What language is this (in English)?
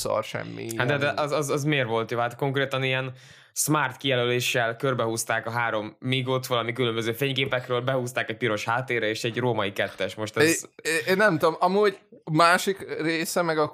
Hungarian